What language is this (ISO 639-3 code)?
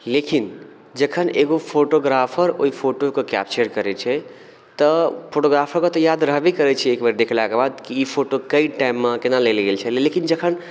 mai